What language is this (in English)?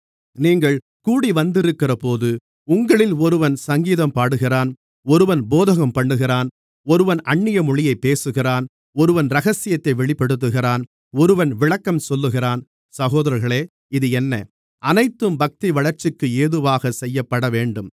Tamil